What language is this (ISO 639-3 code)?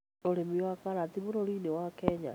kik